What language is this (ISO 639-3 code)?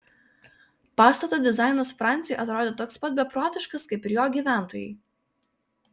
lit